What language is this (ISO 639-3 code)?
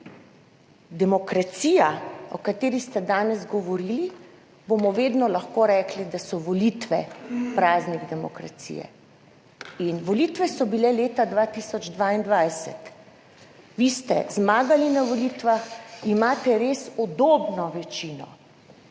slv